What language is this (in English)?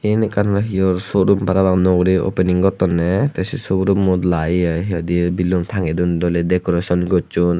Chakma